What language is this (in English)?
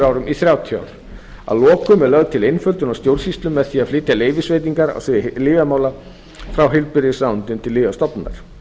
Icelandic